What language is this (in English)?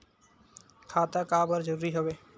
Chhattisgarhi